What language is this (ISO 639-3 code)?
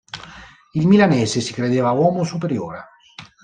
ita